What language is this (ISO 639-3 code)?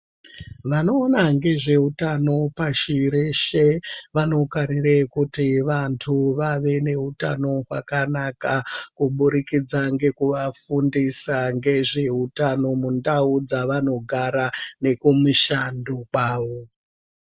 ndc